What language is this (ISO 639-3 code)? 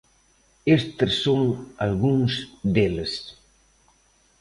glg